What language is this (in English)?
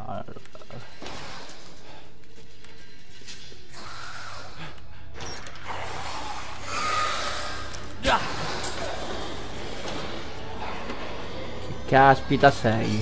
Italian